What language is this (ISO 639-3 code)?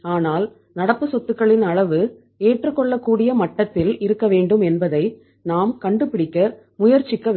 tam